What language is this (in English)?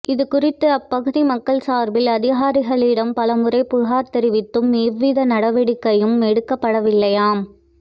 Tamil